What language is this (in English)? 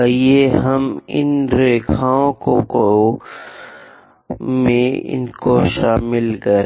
Hindi